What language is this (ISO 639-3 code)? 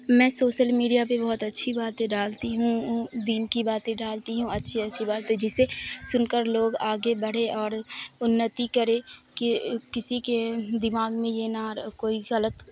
urd